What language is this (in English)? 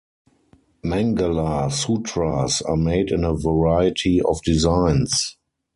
English